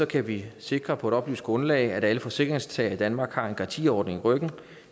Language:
Danish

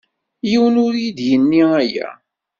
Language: Kabyle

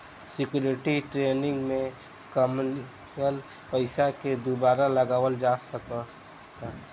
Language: Bhojpuri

